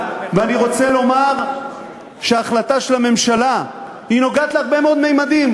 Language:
Hebrew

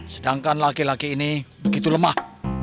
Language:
Indonesian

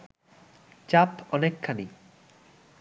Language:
Bangla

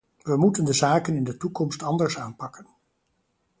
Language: Dutch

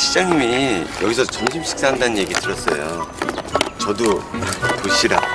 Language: Korean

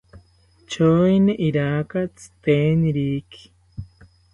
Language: South Ucayali Ashéninka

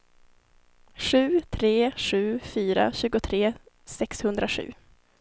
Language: Swedish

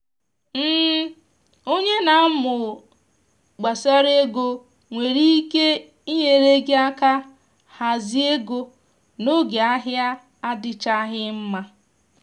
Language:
Igbo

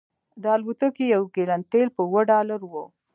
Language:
Pashto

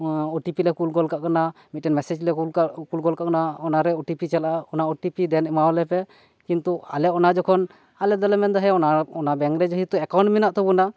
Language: Santali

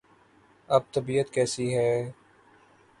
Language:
Urdu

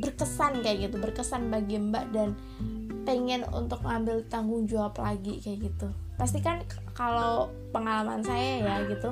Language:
Indonesian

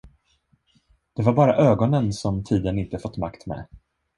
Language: Swedish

